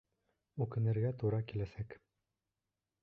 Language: Bashkir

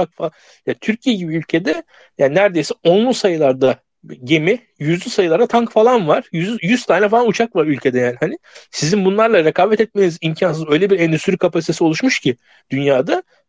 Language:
Turkish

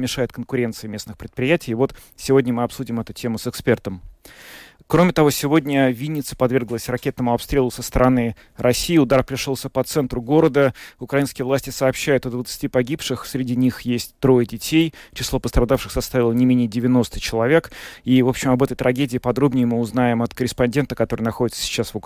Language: Russian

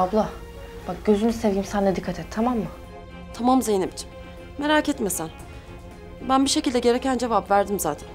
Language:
Turkish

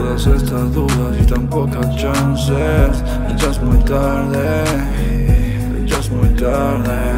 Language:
Italian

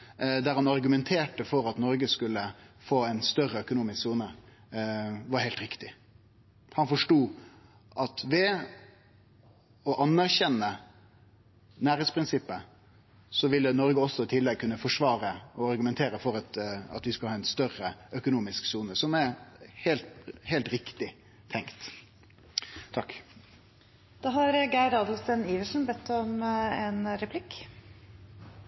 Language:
Norwegian Nynorsk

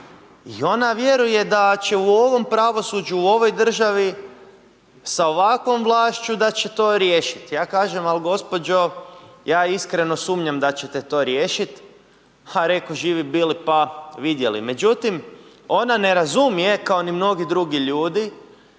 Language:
Croatian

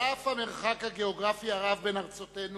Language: Hebrew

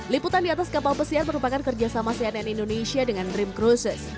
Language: Indonesian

